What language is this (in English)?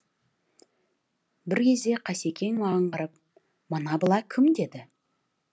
Kazakh